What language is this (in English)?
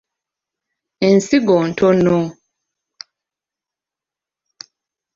Ganda